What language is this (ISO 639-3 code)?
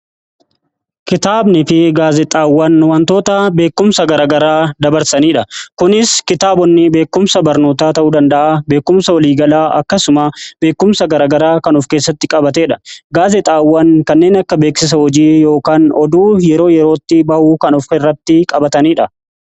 orm